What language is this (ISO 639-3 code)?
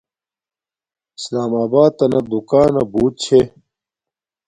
dmk